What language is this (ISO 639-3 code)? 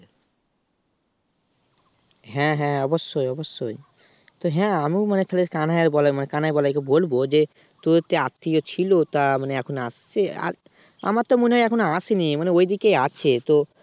ben